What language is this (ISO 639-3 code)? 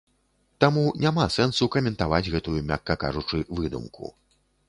bel